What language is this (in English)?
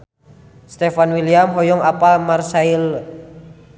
Sundanese